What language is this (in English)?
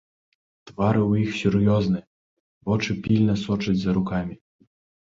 Belarusian